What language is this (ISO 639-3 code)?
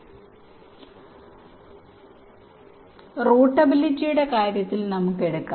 mal